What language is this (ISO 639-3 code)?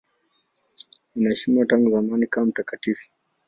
swa